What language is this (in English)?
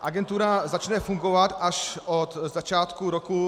Czech